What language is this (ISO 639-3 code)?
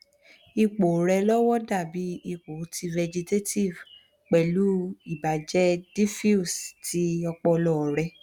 yor